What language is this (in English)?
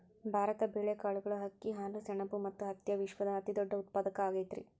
Kannada